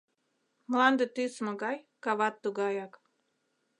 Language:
Mari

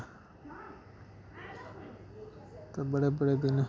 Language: Dogri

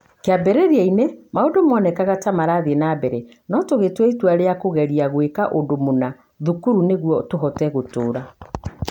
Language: Kikuyu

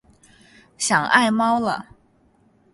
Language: Chinese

